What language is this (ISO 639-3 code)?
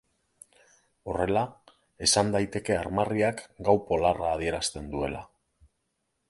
eus